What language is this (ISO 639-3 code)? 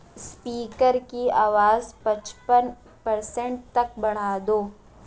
urd